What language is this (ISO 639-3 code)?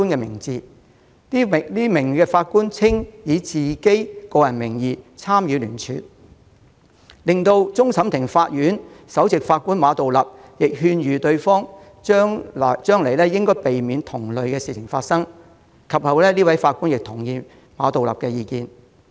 yue